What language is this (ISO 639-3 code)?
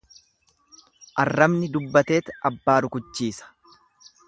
orm